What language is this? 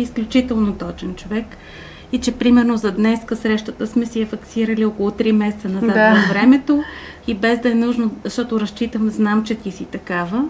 Bulgarian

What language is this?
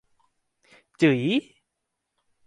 Thai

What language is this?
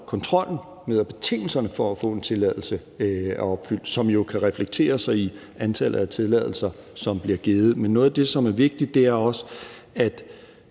Danish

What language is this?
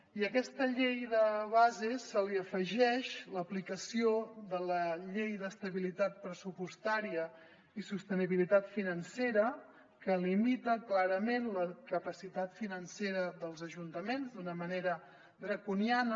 Catalan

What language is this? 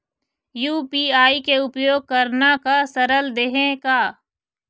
Chhattisgarhi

